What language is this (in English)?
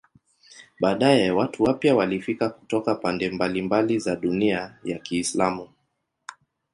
Swahili